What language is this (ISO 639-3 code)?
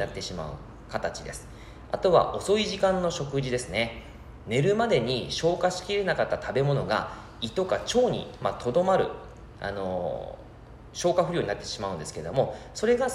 jpn